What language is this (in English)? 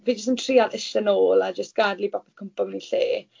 Welsh